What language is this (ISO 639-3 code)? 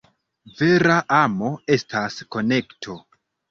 epo